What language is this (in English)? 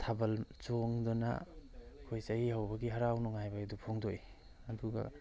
Manipuri